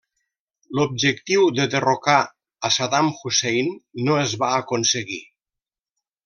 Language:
Catalan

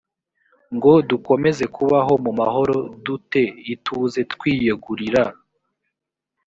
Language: Kinyarwanda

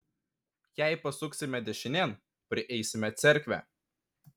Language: Lithuanian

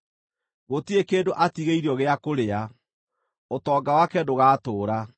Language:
Kikuyu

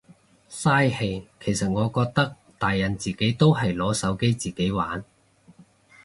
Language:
Cantonese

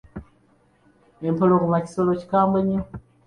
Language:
Ganda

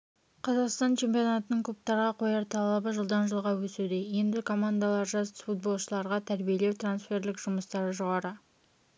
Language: Kazakh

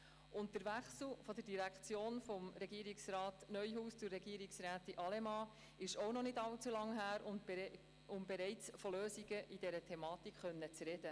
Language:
Swiss German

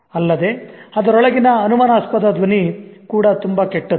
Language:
Kannada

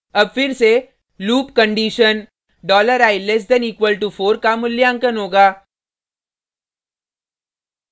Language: Hindi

